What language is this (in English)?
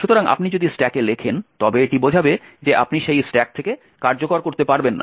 Bangla